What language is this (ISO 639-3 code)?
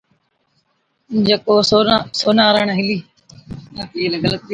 odk